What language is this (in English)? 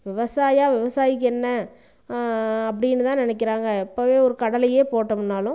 Tamil